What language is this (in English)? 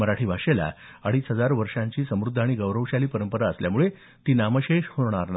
Marathi